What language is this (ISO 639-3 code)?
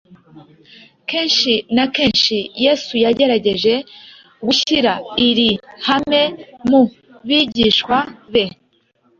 kin